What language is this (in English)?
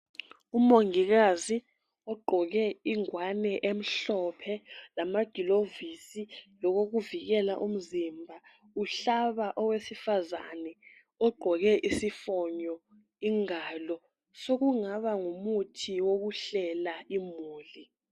North Ndebele